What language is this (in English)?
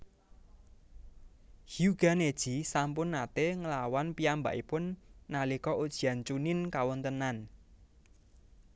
Javanese